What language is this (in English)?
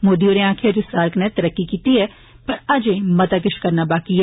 Dogri